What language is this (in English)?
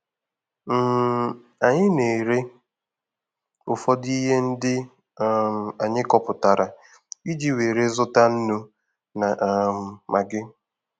Igbo